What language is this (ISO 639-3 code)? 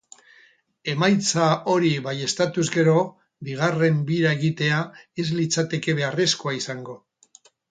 eus